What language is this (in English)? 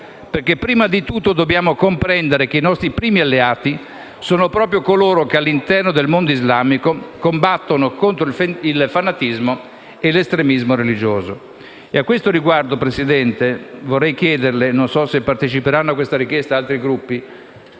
Italian